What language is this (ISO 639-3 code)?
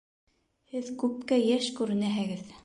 bak